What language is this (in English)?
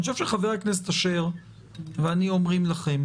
Hebrew